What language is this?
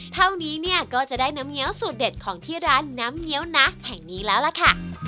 Thai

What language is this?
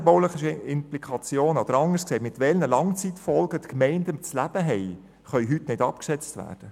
Swiss German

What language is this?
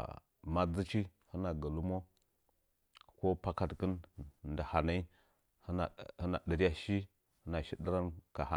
Nzanyi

